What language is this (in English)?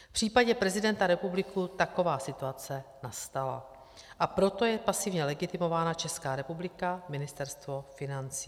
Czech